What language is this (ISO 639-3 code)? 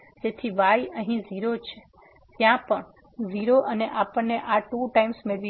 guj